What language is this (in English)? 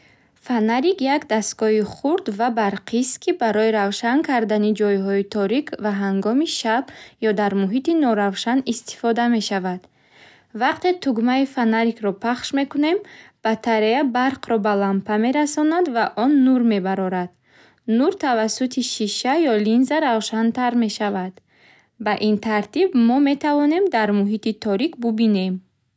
Bukharic